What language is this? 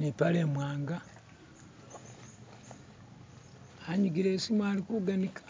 Masaaba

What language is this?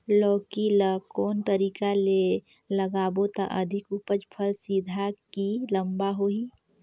Chhattisgarhi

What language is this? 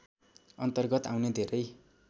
Nepali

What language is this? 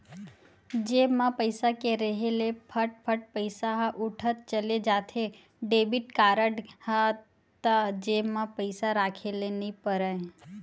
Chhattisgarhi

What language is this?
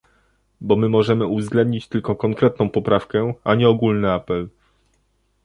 Polish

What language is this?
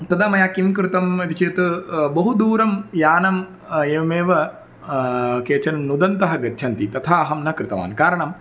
Sanskrit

